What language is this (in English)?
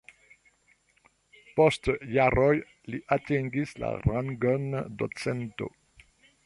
Esperanto